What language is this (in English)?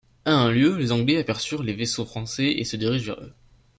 French